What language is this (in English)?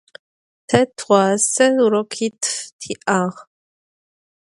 Adyghe